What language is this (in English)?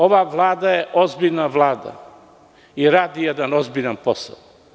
Serbian